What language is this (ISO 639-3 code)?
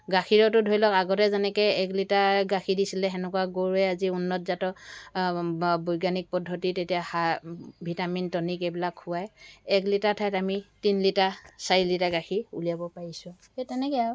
asm